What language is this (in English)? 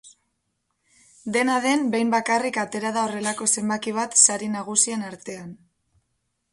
Basque